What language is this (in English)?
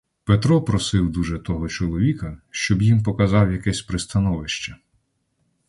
Ukrainian